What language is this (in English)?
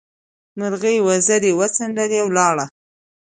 Pashto